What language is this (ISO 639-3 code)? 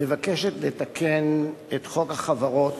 heb